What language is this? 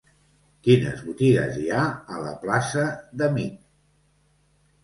Catalan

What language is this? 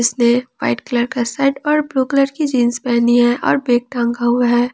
Hindi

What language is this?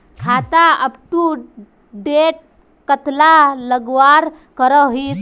Magahi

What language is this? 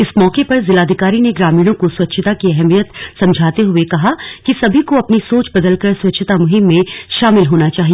Hindi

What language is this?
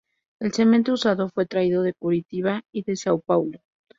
Spanish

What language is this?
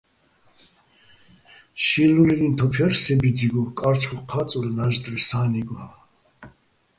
Bats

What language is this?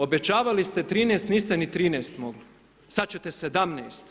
Croatian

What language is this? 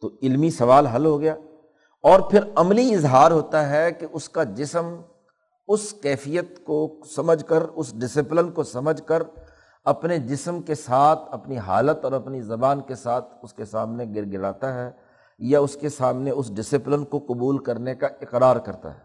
Urdu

